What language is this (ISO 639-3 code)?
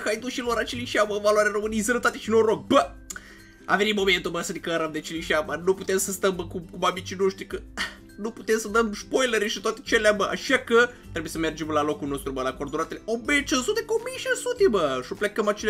ron